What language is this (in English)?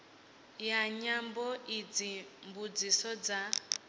Venda